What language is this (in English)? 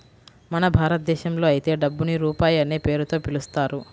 Telugu